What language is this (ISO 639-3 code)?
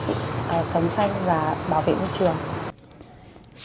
vie